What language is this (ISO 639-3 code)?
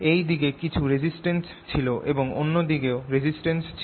ben